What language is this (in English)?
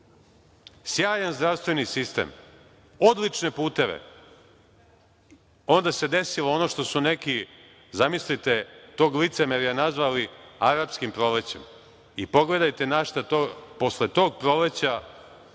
Serbian